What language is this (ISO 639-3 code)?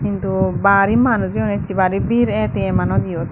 ccp